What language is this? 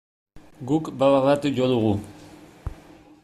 Basque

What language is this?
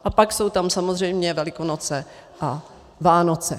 Czech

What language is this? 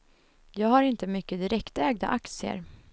Swedish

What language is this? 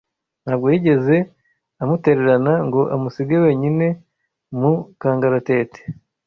Kinyarwanda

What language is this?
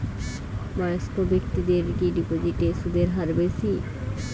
Bangla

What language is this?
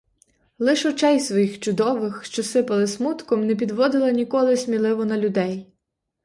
Ukrainian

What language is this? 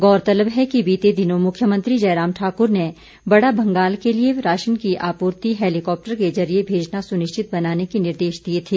Hindi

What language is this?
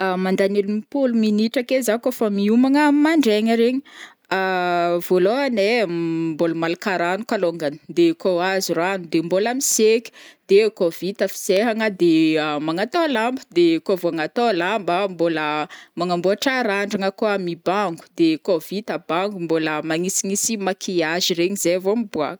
Northern Betsimisaraka Malagasy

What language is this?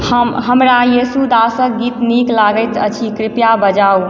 Maithili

